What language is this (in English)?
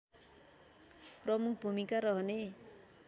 Nepali